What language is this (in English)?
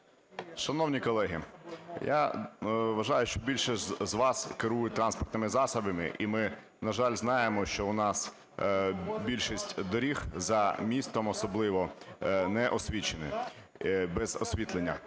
Ukrainian